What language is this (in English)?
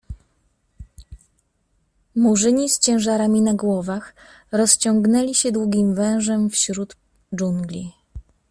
Polish